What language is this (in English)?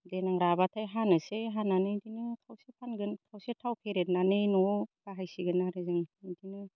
Bodo